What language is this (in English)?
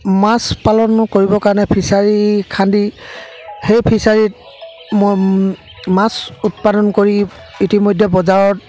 Assamese